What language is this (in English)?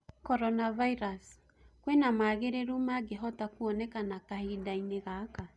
Kikuyu